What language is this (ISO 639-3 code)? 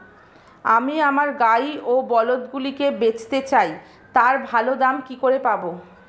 ben